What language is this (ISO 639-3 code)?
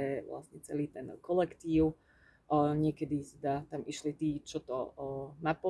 slk